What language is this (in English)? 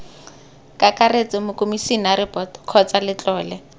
Tswana